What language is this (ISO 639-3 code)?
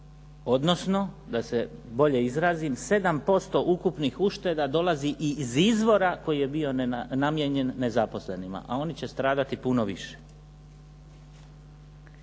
hrv